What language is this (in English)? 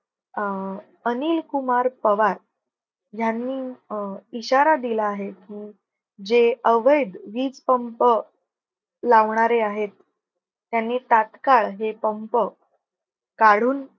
Marathi